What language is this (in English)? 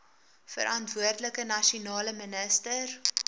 Afrikaans